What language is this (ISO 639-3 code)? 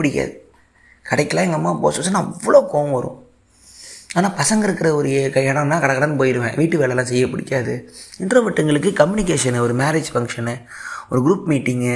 tam